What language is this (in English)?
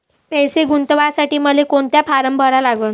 Marathi